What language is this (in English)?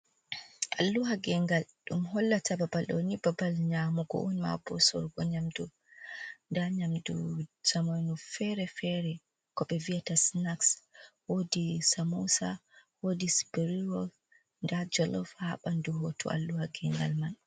Fula